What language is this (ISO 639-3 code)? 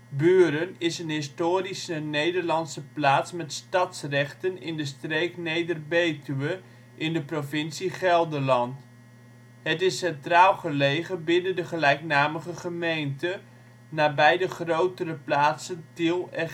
nld